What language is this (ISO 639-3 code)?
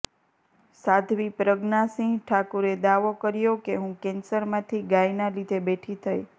guj